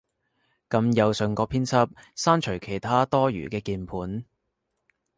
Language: Cantonese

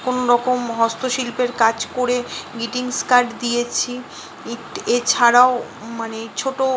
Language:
Bangla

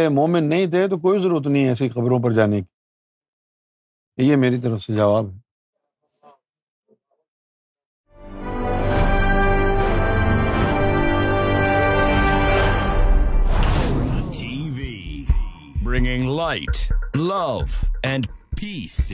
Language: Urdu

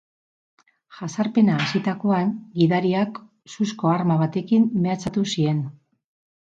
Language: Basque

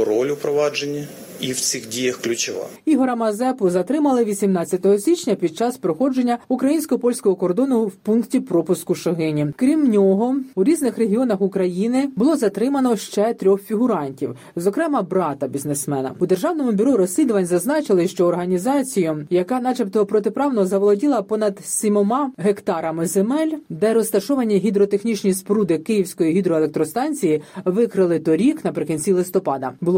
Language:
Ukrainian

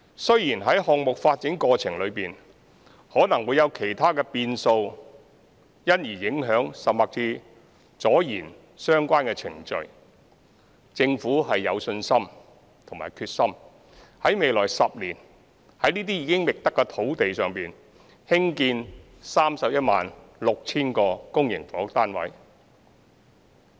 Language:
Cantonese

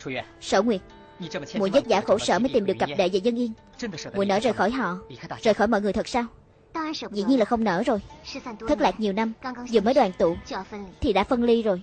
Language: Vietnamese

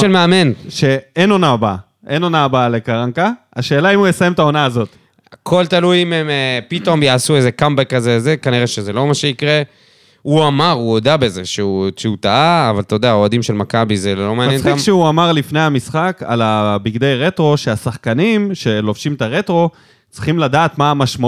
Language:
Hebrew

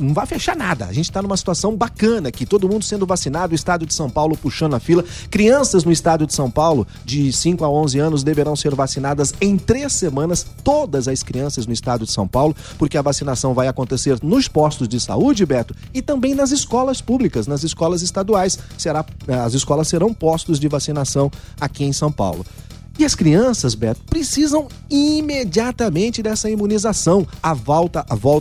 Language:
Portuguese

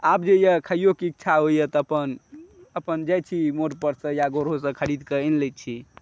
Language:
Maithili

